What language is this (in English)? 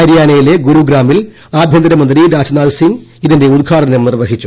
Malayalam